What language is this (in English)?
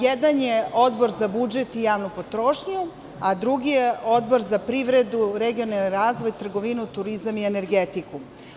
Serbian